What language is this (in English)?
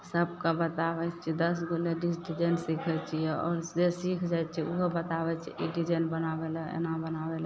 Maithili